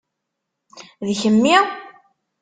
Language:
Kabyle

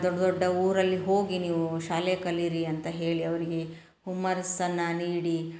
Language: Kannada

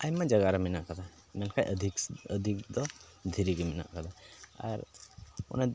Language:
Santali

